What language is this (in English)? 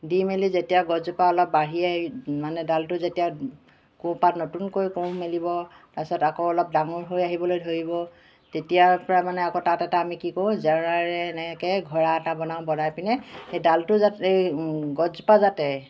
Assamese